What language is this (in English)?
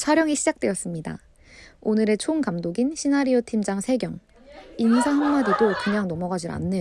Korean